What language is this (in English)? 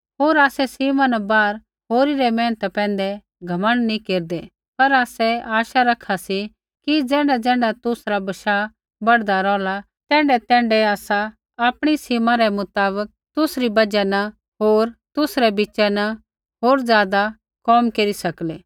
Kullu Pahari